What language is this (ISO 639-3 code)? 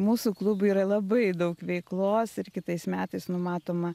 lit